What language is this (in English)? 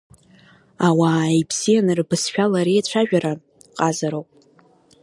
Abkhazian